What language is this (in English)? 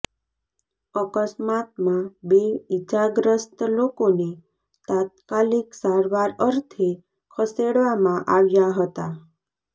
Gujarati